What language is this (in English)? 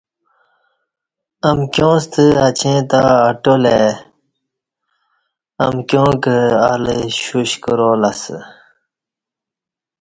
Kati